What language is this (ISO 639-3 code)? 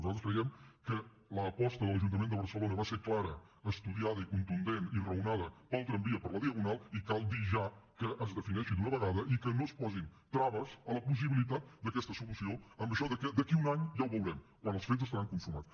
cat